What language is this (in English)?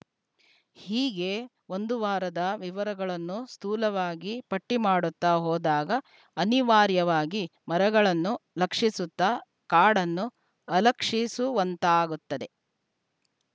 Kannada